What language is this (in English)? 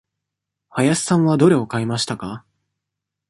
Japanese